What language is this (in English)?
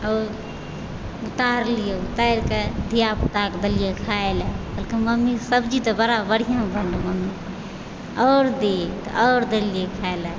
Maithili